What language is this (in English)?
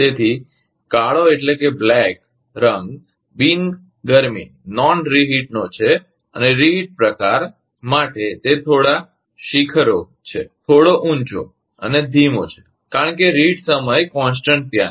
Gujarati